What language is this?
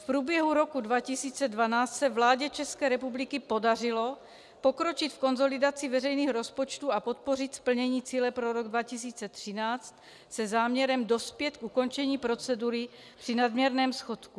Czech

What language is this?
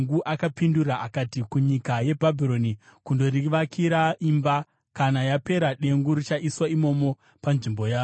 Shona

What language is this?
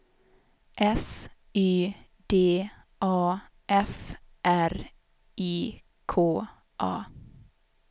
Swedish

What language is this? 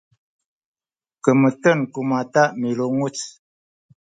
Sakizaya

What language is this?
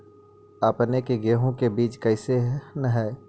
Magahi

